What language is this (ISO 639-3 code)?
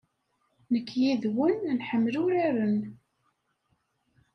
kab